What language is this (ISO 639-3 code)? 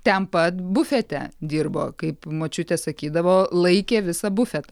lit